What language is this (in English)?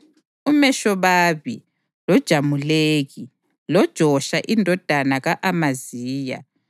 North Ndebele